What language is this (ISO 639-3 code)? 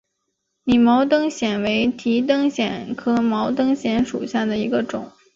zho